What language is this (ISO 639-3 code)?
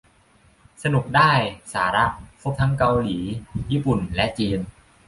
tha